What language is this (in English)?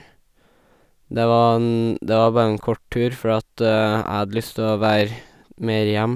Norwegian